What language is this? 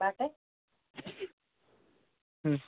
Kashmiri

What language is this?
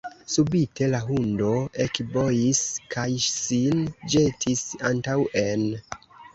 Esperanto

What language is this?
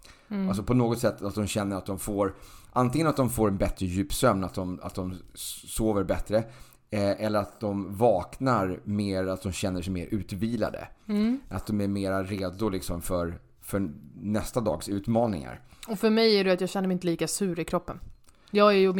Swedish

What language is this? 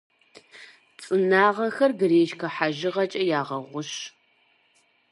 Kabardian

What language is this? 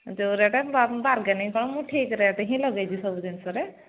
Odia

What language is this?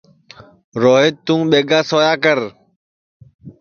Sansi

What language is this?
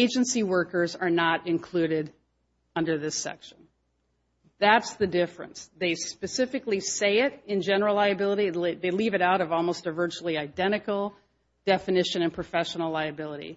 English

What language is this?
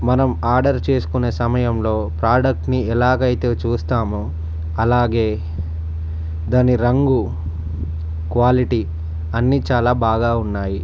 Telugu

